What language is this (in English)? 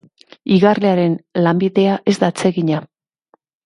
Basque